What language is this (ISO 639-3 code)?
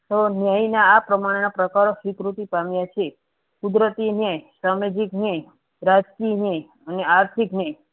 guj